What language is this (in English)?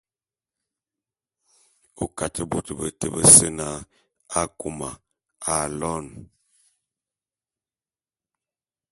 Bulu